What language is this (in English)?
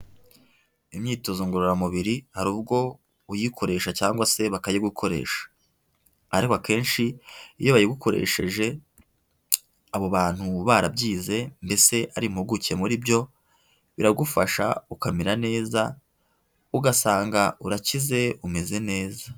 Kinyarwanda